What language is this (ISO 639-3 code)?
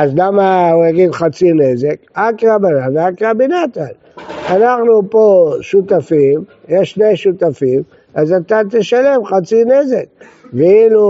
heb